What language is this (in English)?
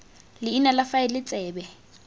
Tswana